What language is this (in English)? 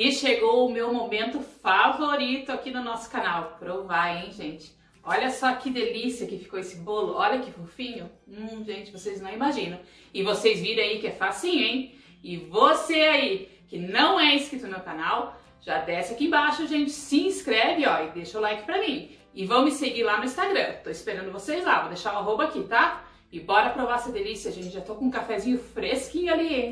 Portuguese